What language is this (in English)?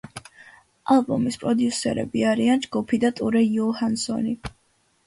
Georgian